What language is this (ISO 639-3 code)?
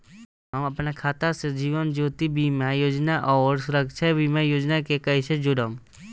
bho